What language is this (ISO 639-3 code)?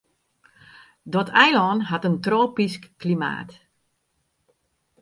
fry